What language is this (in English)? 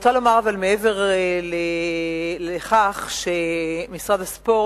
Hebrew